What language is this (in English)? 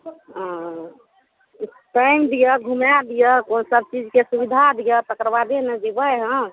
Maithili